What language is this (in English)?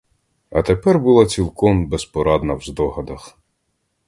Ukrainian